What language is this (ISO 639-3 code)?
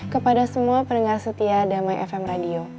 ind